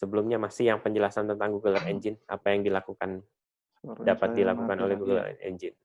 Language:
Indonesian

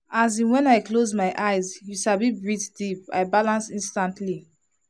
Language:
Nigerian Pidgin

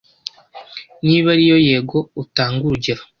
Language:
Kinyarwanda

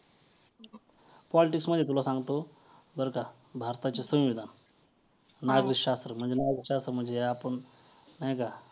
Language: Marathi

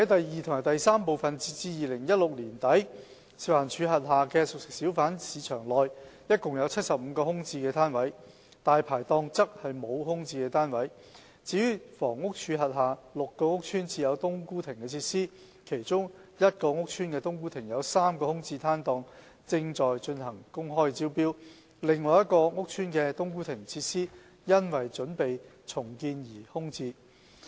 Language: Cantonese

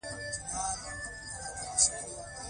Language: Pashto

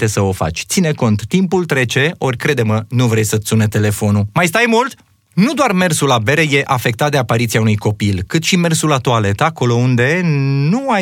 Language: Romanian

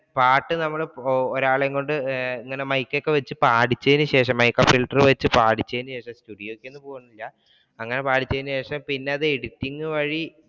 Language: Malayalam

